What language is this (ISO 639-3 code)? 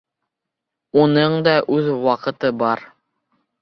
bak